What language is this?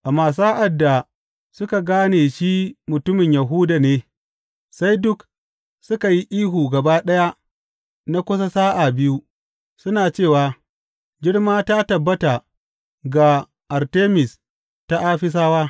Hausa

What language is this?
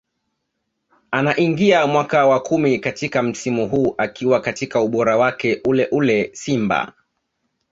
Swahili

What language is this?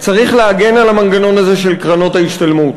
Hebrew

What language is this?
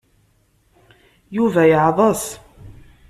Kabyle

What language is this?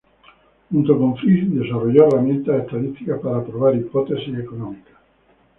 Spanish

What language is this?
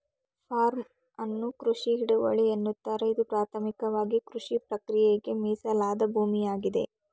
Kannada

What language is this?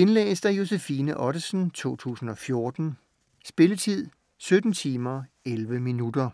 Danish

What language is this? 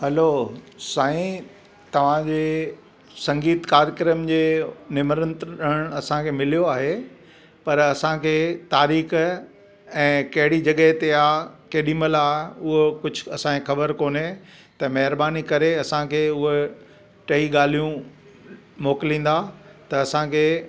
Sindhi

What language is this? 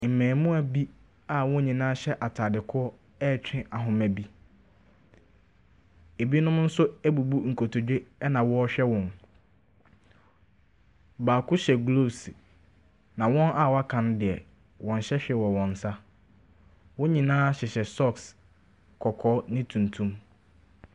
Akan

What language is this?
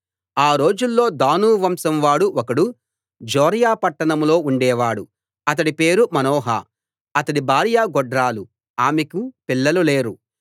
Telugu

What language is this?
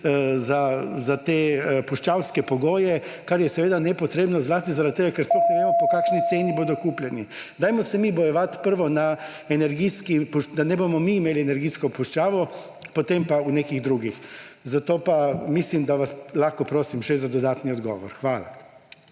Slovenian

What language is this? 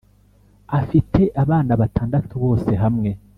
Kinyarwanda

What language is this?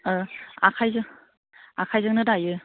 Bodo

